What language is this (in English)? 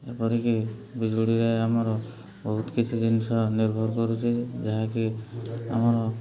Odia